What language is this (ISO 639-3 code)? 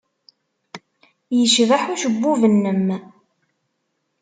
kab